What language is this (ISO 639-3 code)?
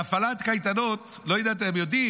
heb